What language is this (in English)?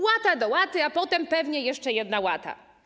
Polish